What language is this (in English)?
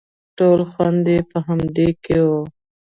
Pashto